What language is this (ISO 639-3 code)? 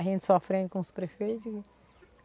por